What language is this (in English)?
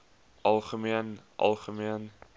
Afrikaans